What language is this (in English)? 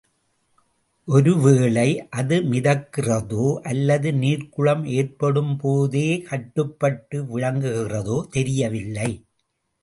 Tamil